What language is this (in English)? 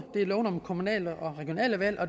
Danish